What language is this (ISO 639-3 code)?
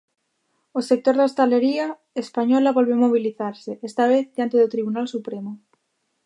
glg